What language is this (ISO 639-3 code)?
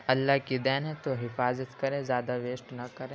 urd